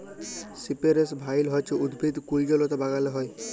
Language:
Bangla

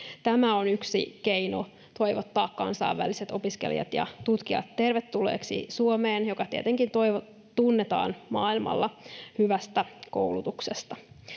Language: Finnish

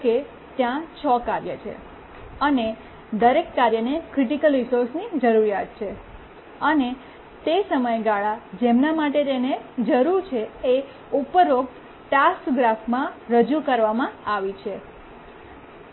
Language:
Gujarati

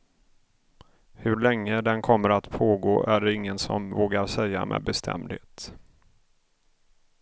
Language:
Swedish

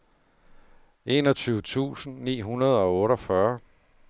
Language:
Danish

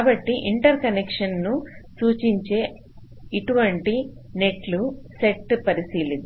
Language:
Telugu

